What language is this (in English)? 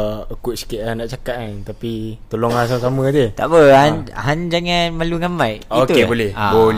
Malay